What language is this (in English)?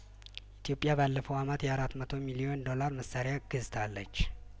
Amharic